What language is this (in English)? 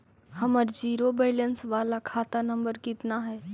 Magahi